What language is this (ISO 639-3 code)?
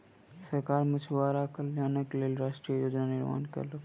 mai